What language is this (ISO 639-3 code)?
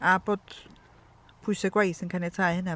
cym